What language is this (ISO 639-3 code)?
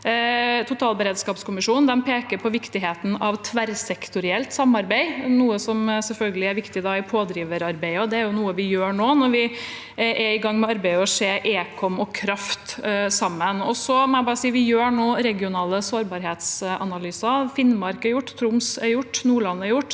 nor